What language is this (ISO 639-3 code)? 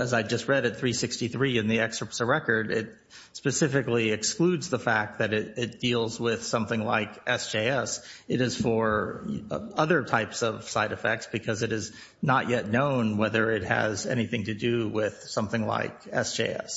eng